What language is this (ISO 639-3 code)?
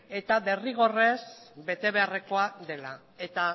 eus